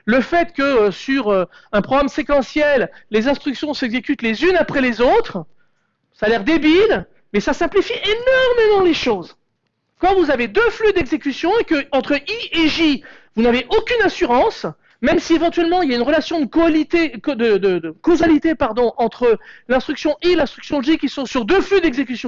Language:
French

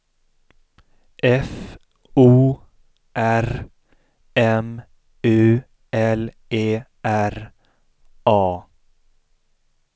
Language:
Swedish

